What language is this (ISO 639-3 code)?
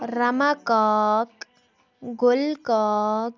kas